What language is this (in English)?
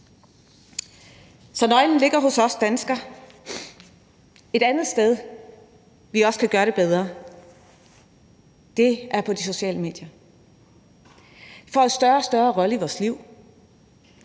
Danish